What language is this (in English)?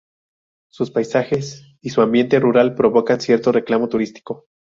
Spanish